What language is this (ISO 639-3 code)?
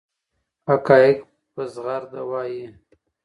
pus